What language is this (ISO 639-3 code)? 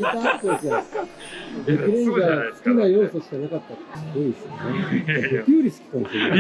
jpn